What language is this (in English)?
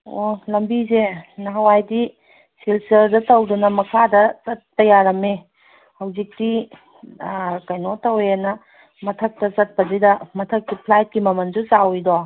Manipuri